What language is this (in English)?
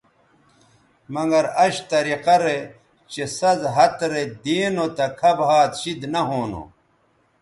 Bateri